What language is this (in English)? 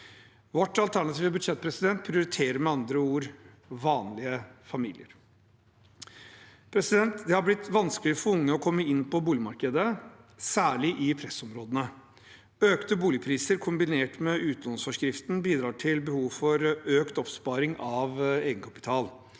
Norwegian